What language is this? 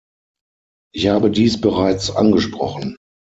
German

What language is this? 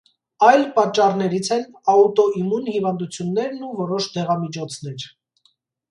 Armenian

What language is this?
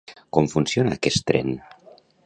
Catalan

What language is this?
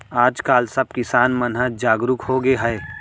Chhattisgarhi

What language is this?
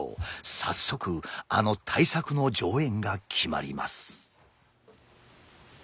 Japanese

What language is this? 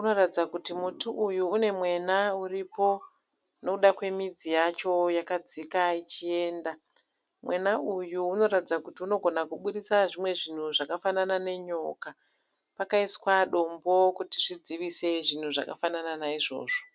Shona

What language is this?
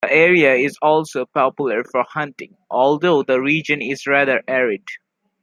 English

